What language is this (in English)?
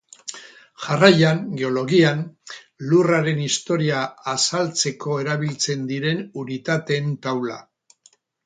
Basque